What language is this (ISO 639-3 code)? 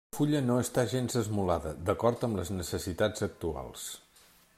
cat